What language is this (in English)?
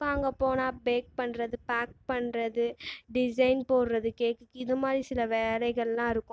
Tamil